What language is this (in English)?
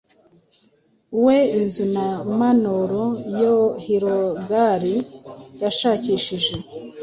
Kinyarwanda